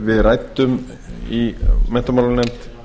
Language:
Icelandic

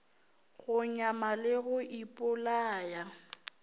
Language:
Northern Sotho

